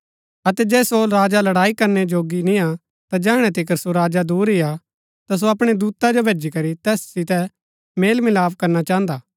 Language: Gaddi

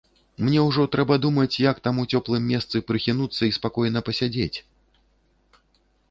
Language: Belarusian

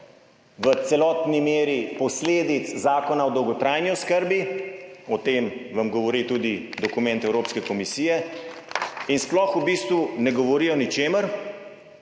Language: Slovenian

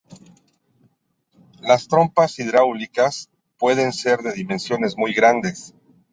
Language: Spanish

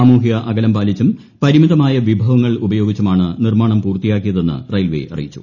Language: Malayalam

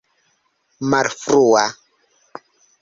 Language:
Esperanto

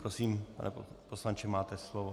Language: Czech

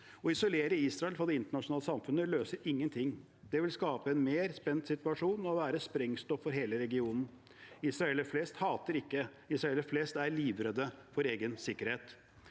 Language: Norwegian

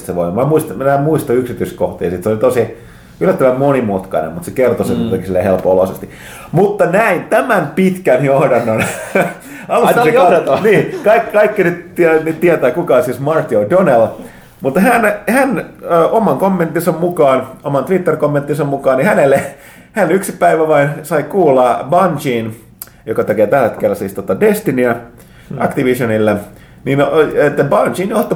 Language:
Finnish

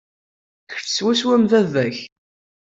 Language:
Kabyle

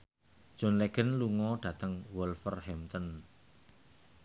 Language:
Javanese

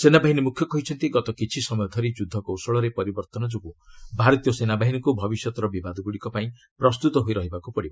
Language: Odia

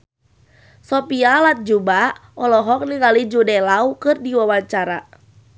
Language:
Sundanese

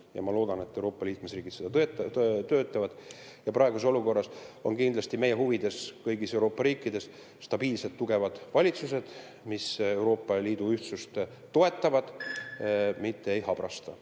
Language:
Estonian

